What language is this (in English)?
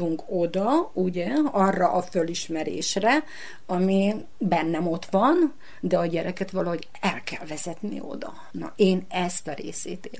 Hungarian